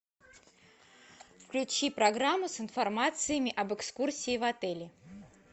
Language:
Russian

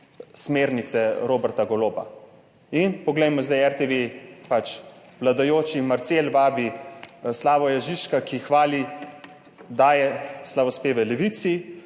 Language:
Slovenian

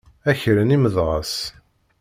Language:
Kabyle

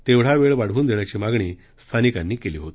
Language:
Marathi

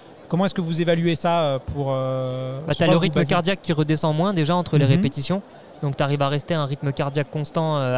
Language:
French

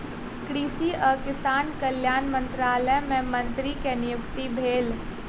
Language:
Maithili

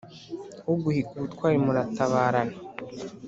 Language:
Kinyarwanda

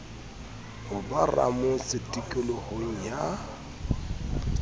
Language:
Southern Sotho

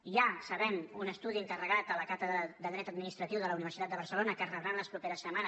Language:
Catalan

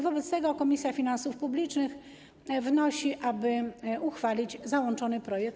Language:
Polish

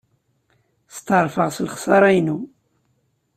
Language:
Kabyle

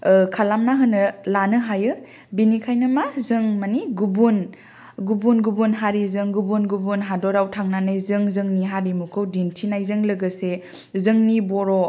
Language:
Bodo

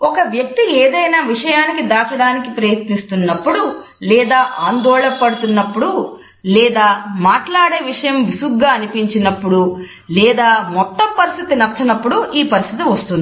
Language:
Telugu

